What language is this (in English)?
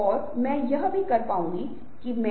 Hindi